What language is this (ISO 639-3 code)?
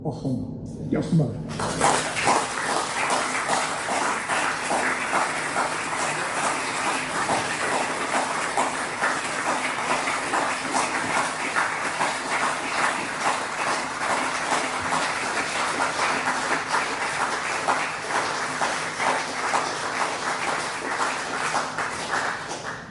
cym